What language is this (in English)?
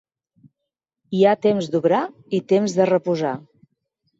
Catalan